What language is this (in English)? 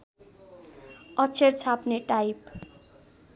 Nepali